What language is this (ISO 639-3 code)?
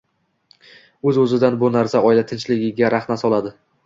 uzb